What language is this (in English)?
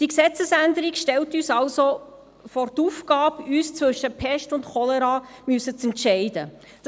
Swiss German